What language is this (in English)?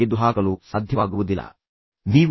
Kannada